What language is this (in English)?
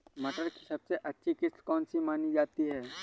Hindi